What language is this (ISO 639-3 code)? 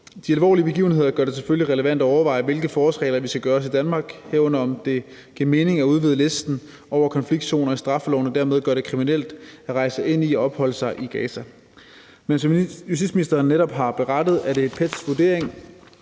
dan